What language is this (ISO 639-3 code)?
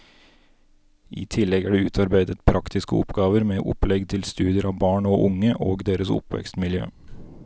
nor